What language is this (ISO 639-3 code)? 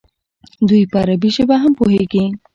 pus